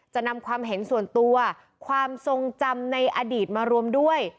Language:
Thai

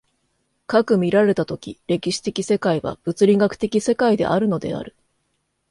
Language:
Japanese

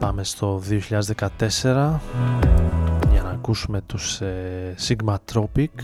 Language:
Greek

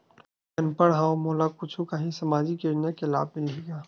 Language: Chhattisgarhi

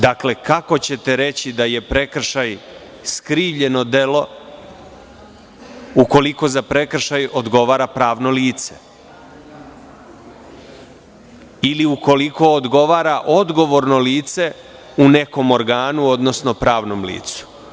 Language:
Serbian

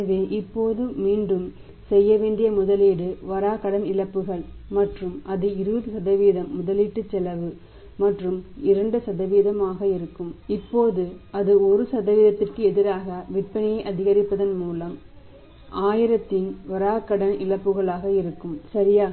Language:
Tamil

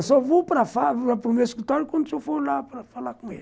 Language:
Portuguese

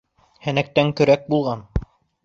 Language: Bashkir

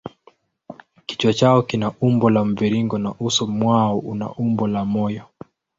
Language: Swahili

